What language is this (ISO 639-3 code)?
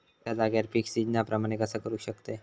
mar